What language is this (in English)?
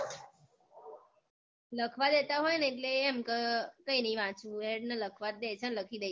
Gujarati